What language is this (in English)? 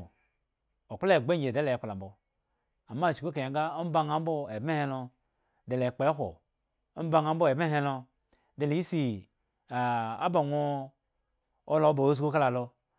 Eggon